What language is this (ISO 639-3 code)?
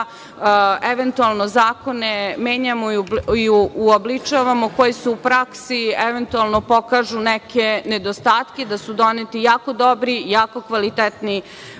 srp